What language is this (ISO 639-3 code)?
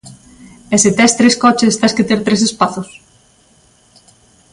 glg